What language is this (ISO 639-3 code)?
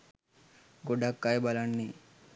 sin